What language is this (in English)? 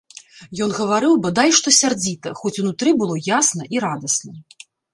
Belarusian